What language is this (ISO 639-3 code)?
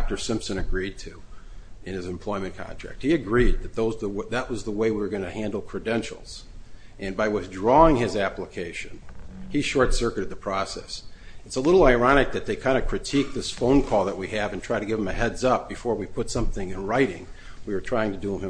eng